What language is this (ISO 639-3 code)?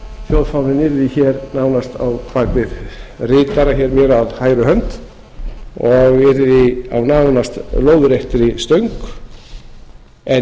isl